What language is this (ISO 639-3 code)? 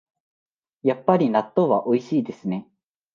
jpn